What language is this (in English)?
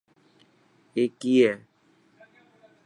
Dhatki